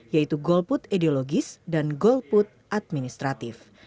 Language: Indonesian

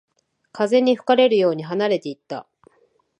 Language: Japanese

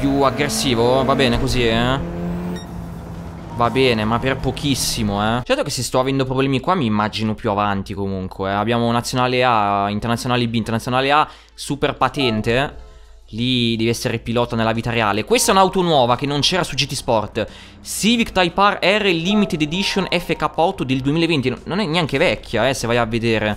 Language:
Italian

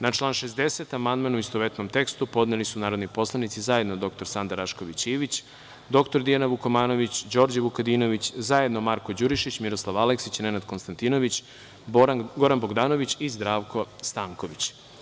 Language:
Serbian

